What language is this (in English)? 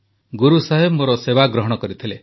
Odia